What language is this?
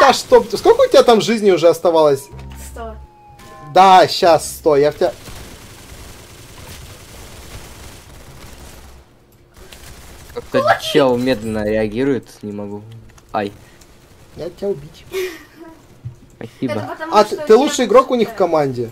Russian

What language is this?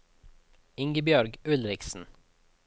Norwegian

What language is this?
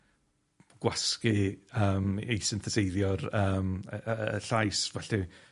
Welsh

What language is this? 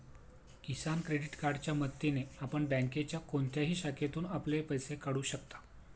Marathi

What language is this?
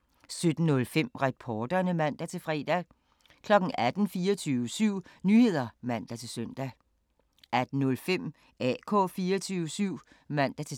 Danish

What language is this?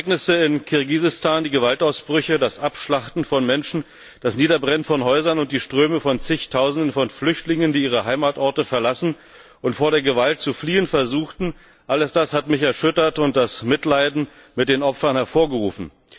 German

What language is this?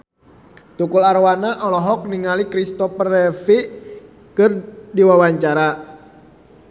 Sundanese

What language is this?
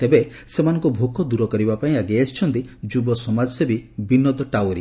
Odia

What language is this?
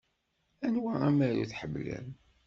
Kabyle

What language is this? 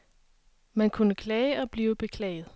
Danish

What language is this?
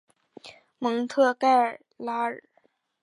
Chinese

